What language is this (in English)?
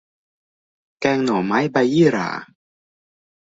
Thai